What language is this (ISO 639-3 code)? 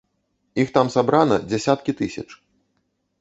bel